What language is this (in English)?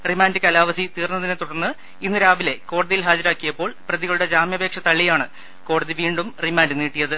Malayalam